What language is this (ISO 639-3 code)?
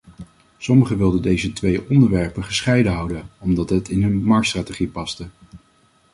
nld